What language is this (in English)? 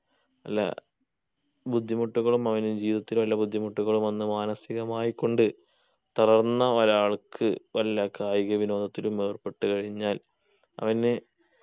Malayalam